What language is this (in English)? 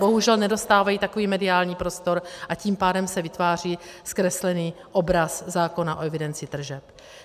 Czech